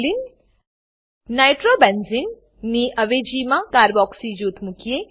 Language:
Gujarati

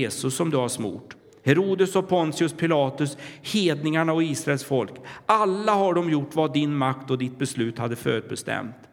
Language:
Swedish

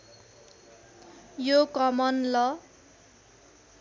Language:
Nepali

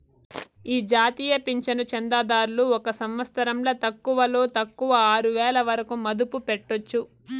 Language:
Telugu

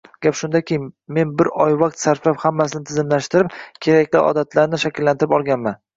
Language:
Uzbek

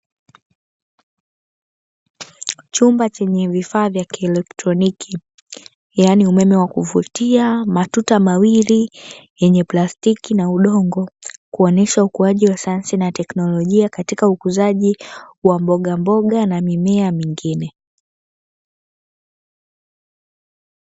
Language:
Swahili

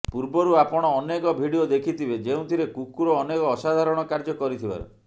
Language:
Odia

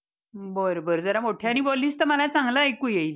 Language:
Marathi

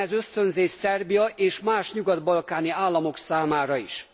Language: Hungarian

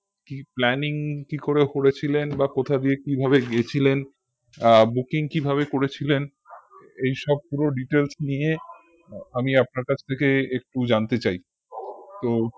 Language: Bangla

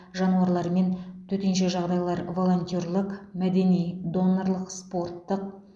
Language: Kazakh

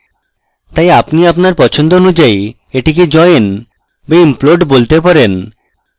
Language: Bangla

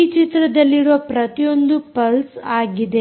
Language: Kannada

